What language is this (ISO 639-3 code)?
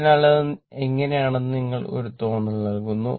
mal